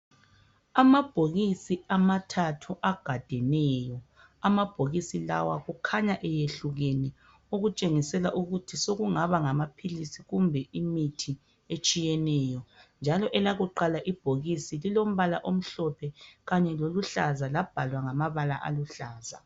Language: North Ndebele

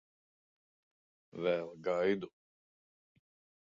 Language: Latvian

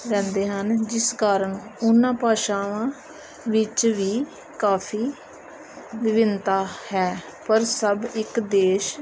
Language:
Punjabi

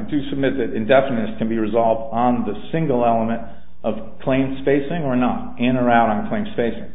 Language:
English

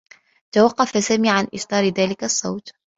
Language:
Arabic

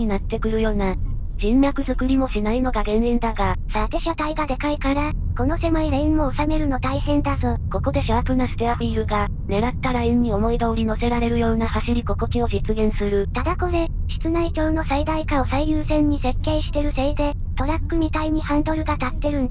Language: Japanese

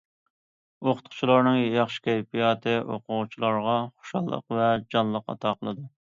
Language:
Uyghur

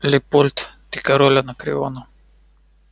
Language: Russian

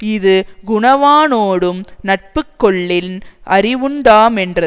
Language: Tamil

